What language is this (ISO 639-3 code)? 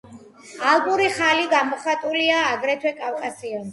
kat